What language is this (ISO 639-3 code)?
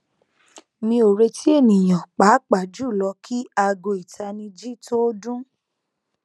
yor